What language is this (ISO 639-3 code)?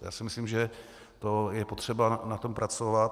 ces